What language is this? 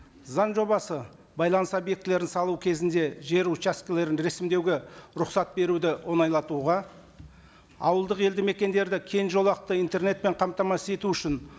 Kazakh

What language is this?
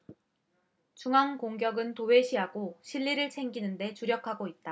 Korean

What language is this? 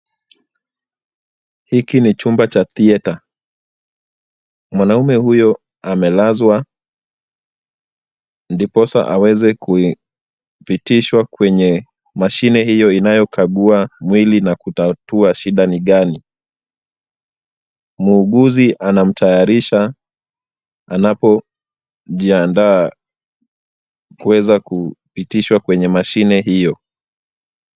Swahili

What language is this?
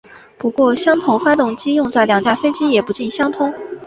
Chinese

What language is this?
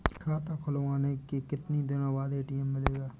Hindi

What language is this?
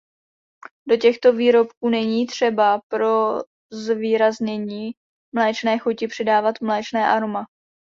Czech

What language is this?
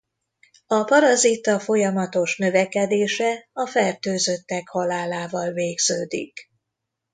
Hungarian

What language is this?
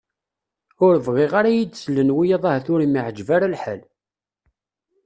Kabyle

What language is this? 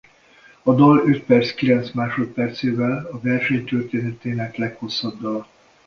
Hungarian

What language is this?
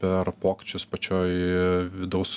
Lithuanian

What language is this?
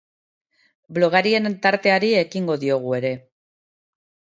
Basque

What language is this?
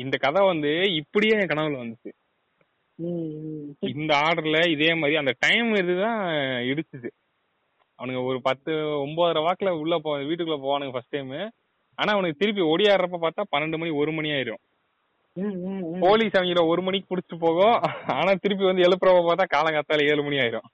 Tamil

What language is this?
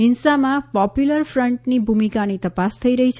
Gujarati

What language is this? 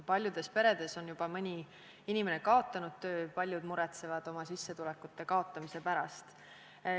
Estonian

